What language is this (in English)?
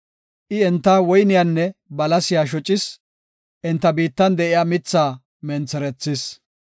Gofa